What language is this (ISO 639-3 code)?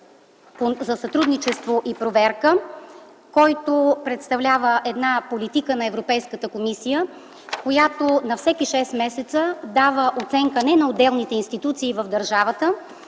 bul